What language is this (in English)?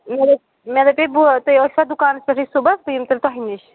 Kashmiri